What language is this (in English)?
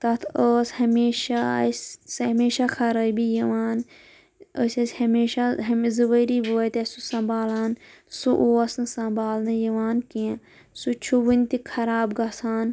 Kashmiri